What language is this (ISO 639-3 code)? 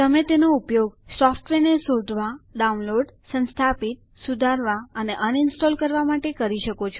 guj